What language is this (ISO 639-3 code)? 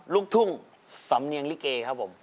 tha